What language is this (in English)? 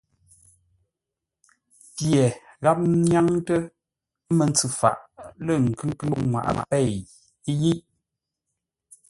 Ngombale